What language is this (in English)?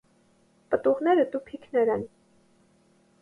Armenian